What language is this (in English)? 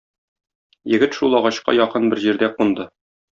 Tatar